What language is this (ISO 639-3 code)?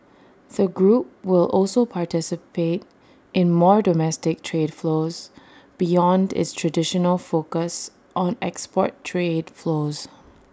eng